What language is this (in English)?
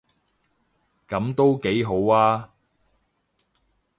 Cantonese